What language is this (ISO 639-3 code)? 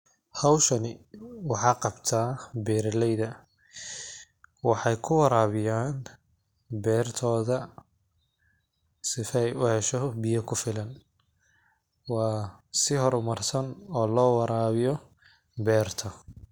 som